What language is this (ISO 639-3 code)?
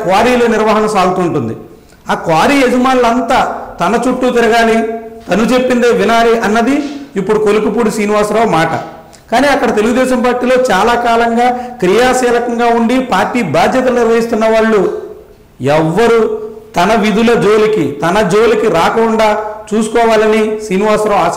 tel